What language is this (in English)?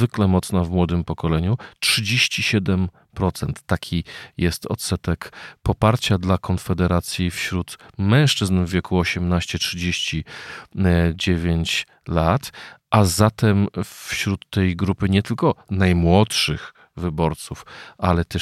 Polish